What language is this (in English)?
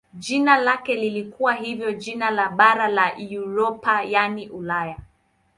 Swahili